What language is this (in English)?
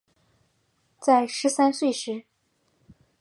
Chinese